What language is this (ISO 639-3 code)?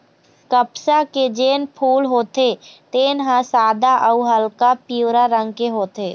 hne